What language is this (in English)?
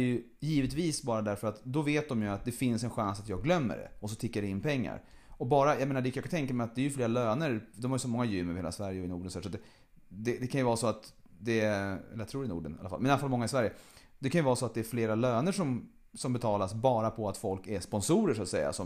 Swedish